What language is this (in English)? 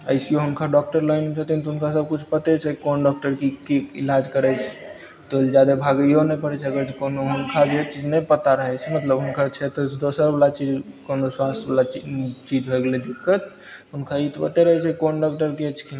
Maithili